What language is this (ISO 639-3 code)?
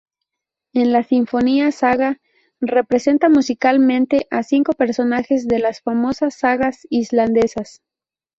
spa